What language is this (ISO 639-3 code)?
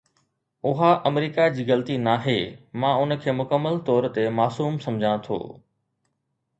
snd